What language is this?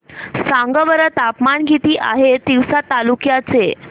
Marathi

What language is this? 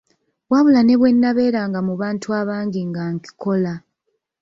Ganda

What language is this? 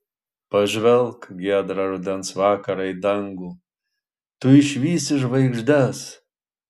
Lithuanian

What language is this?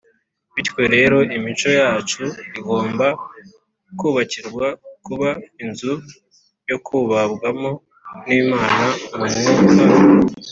Kinyarwanda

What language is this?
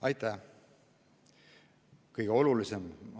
Estonian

